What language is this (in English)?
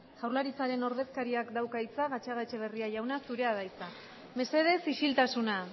Basque